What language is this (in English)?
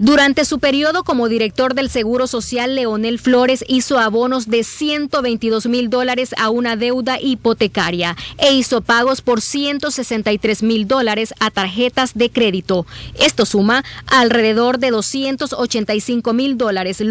Spanish